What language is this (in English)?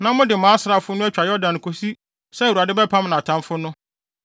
Akan